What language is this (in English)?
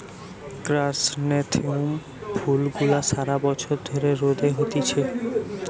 Bangla